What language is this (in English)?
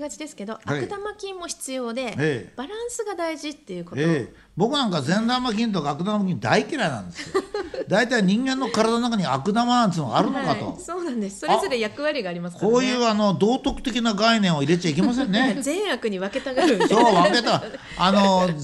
Japanese